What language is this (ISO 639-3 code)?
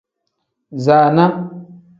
kdh